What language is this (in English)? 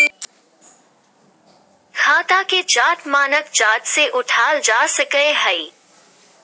Magahi